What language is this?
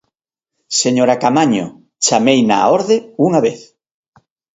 Galician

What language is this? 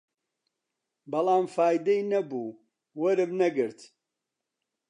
Central Kurdish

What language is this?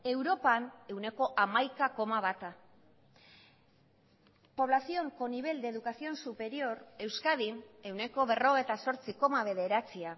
Basque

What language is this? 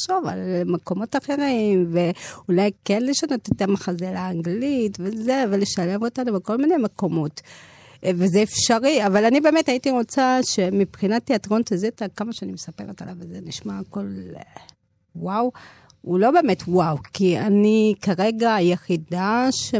Hebrew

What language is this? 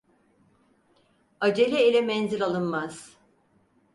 Turkish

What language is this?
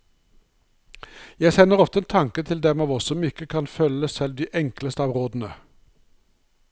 Norwegian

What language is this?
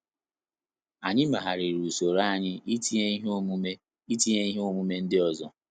Igbo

